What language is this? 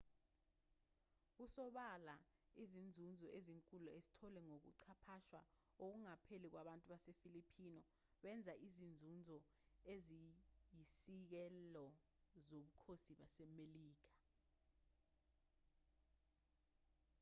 Zulu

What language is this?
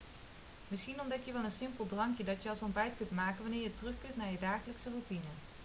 Dutch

